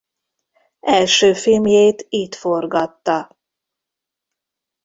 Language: Hungarian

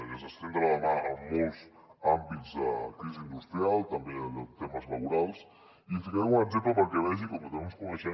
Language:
Catalan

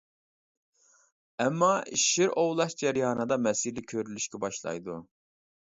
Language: Uyghur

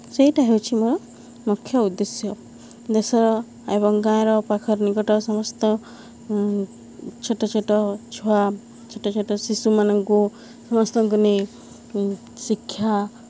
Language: Odia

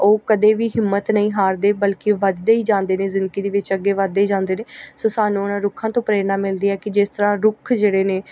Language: Punjabi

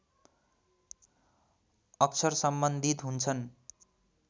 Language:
Nepali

